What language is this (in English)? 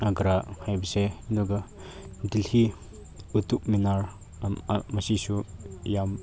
Manipuri